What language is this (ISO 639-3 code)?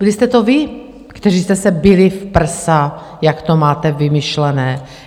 ces